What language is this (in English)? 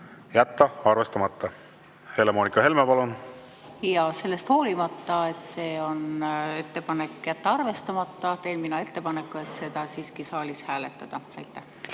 Estonian